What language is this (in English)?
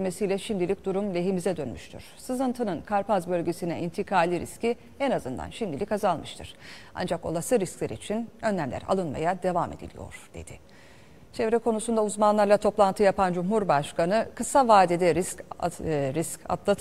Turkish